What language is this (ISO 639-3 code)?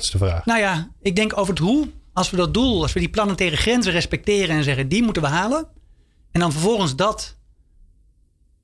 nld